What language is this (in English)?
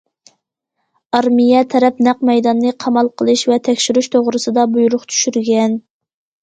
Uyghur